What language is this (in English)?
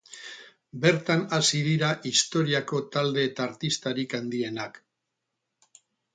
Basque